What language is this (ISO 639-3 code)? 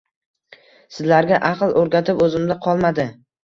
uzb